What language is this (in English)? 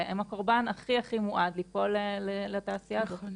Hebrew